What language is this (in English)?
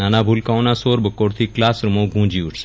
Gujarati